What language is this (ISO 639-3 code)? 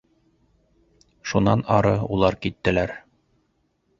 bak